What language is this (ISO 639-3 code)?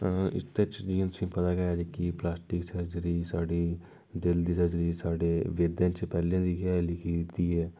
doi